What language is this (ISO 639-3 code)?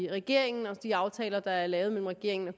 dan